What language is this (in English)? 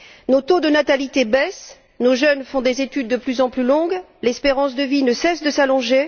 French